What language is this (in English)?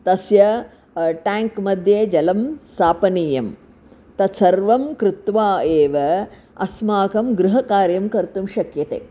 Sanskrit